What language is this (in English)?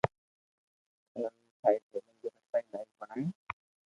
Loarki